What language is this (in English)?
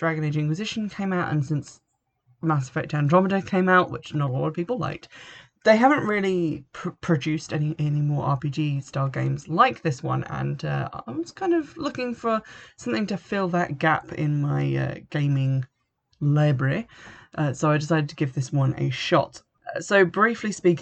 English